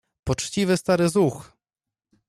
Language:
Polish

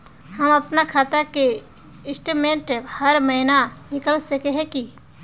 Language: Magahi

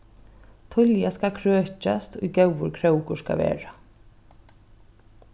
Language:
Faroese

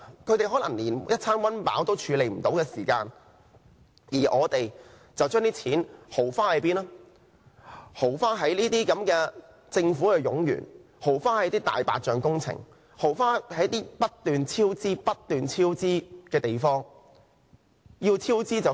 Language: Cantonese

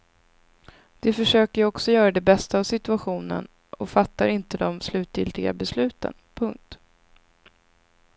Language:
Swedish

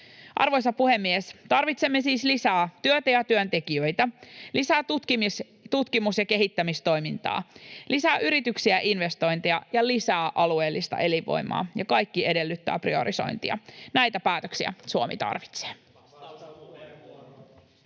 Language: Finnish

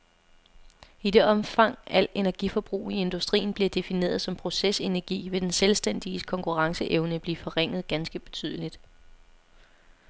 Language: Danish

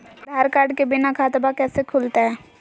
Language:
Magahi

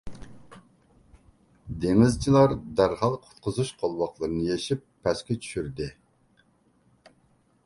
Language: Uyghur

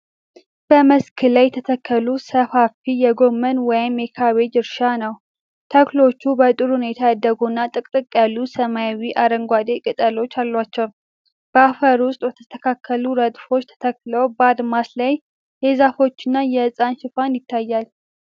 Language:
Amharic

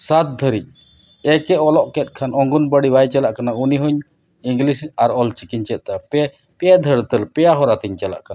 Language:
Santali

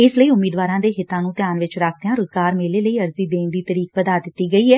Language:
Punjabi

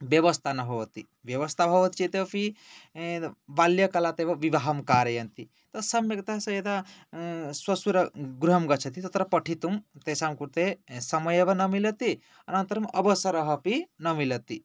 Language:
Sanskrit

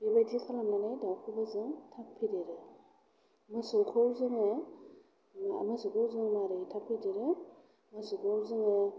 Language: Bodo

